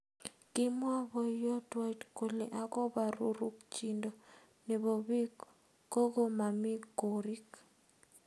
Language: Kalenjin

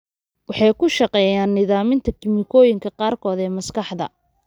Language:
Somali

